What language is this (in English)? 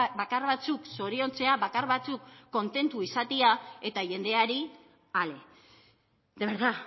Basque